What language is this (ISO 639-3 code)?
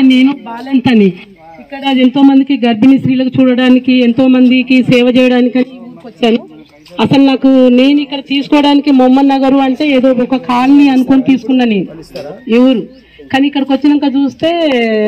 tel